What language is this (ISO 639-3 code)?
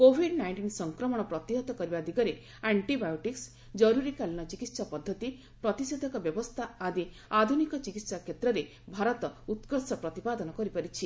ori